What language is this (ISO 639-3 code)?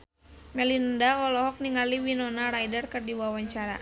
sun